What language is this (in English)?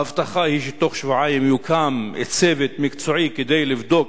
Hebrew